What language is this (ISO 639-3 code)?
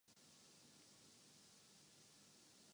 urd